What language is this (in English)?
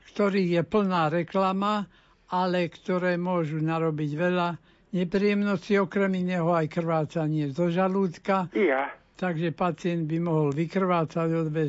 Slovak